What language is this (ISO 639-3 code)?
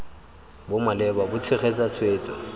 tsn